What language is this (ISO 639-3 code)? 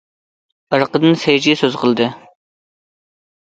uig